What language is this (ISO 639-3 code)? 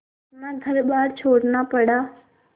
hin